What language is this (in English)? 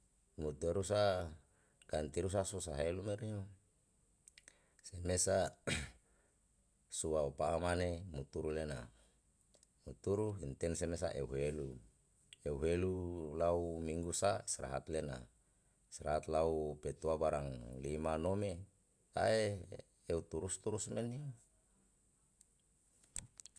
Yalahatan